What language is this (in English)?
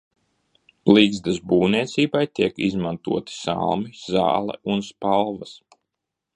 Latvian